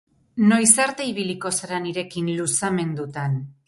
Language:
Basque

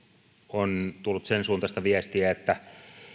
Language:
Finnish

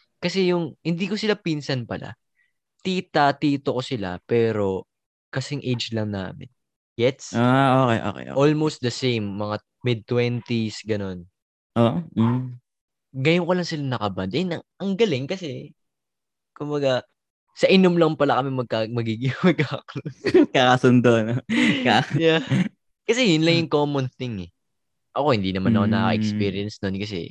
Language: Filipino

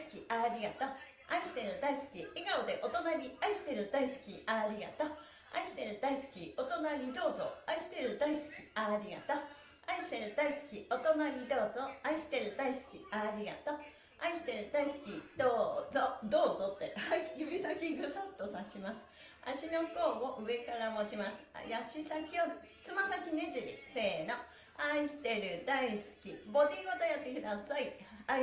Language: Japanese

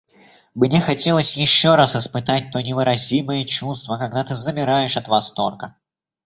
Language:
Russian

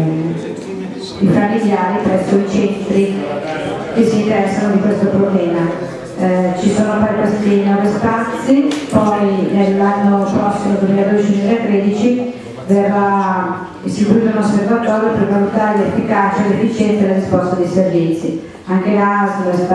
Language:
Italian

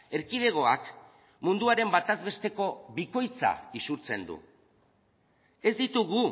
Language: Basque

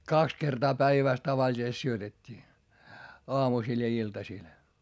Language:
Finnish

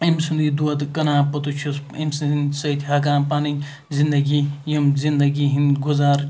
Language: Kashmiri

